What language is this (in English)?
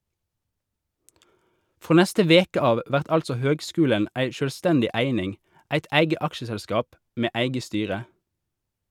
Norwegian